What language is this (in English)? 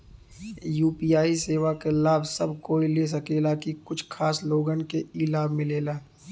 Bhojpuri